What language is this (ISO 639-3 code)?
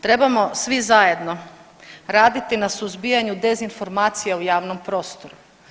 hrv